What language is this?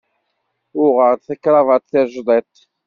Kabyle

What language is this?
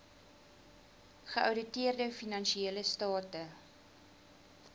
Afrikaans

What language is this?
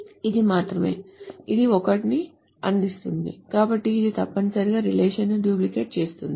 Telugu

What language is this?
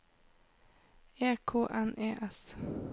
Norwegian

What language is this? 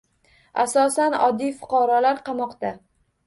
Uzbek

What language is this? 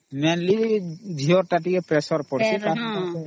Odia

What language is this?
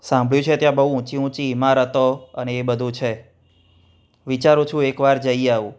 Gujarati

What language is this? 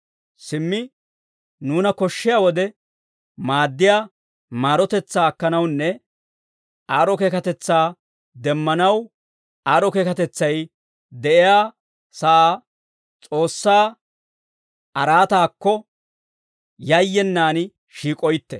Dawro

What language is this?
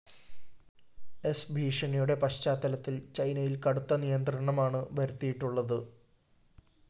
Malayalam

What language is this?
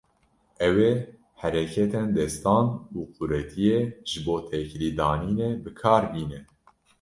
Kurdish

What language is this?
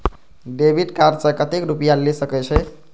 Maithili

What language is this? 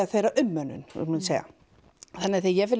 Icelandic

